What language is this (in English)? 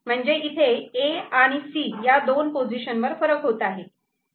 Marathi